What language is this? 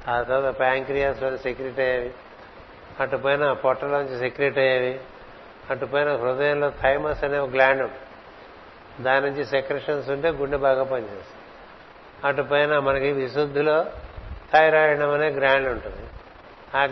Telugu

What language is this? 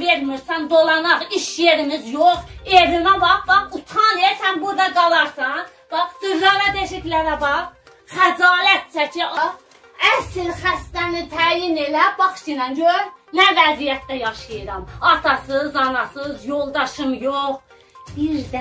Turkish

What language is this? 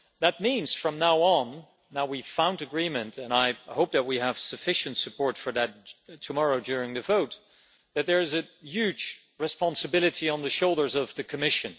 English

